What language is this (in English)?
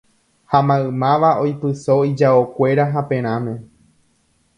Guarani